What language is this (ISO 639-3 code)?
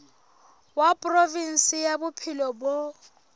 sot